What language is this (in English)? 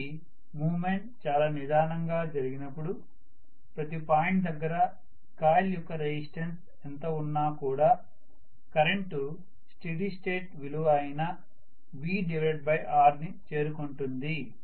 Telugu